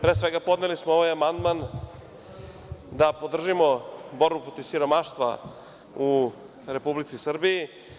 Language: Serbian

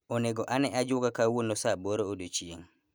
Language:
Luo (Kenya and Tanzania)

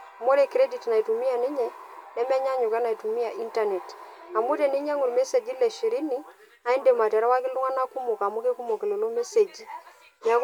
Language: Masai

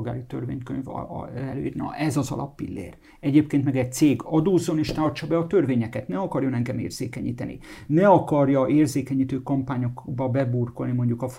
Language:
Hungarian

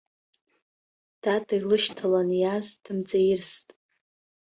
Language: Abkhazian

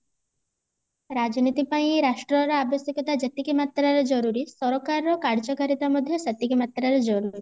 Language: Odia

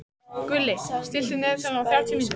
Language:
Icelandic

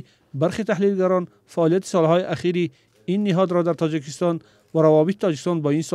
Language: Persian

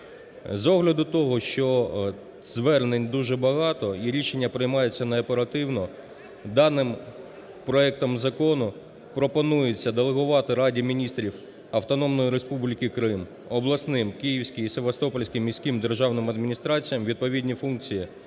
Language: Ukrainian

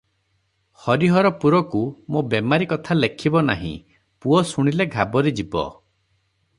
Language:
Odia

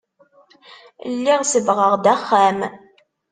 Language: Kabyle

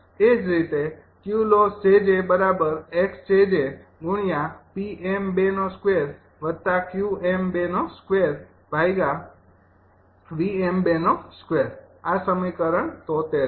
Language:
Gujarati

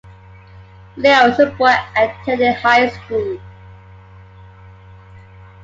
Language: English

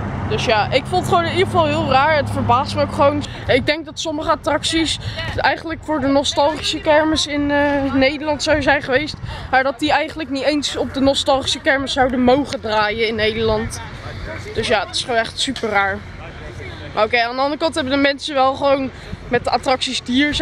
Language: Dutch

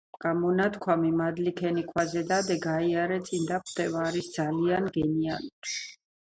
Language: Georgian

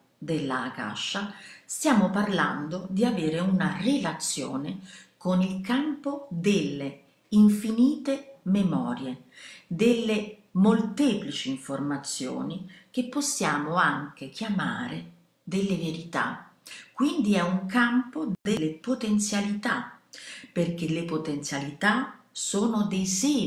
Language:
Italian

